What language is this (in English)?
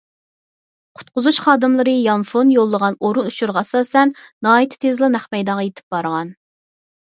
Uyghur